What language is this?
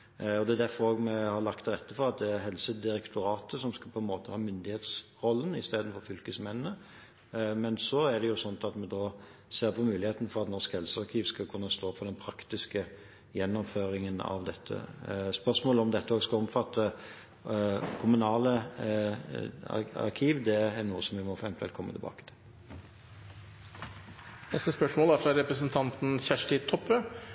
Norwegian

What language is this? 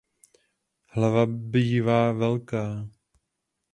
Czech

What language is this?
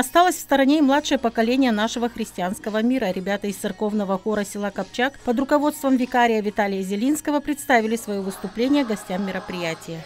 Russian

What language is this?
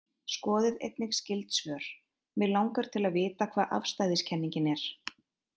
Icelandic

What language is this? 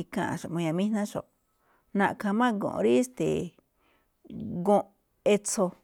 Malinaltepec Me'phaa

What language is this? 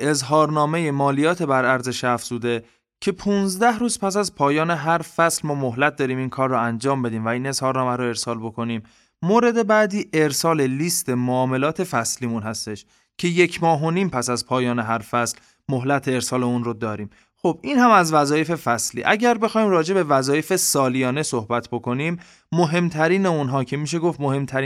Persian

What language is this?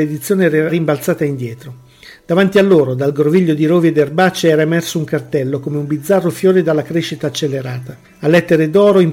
Italian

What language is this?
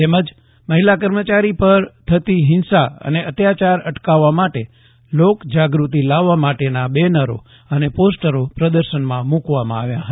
Gujarati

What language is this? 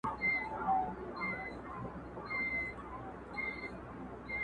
Pashto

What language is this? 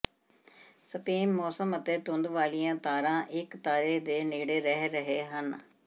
Punjabi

